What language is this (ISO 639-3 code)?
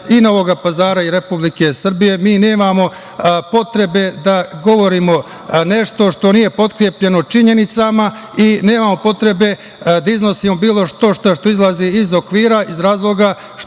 srp